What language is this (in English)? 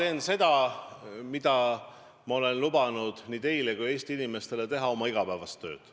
Estonian